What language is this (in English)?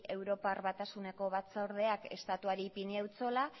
Basque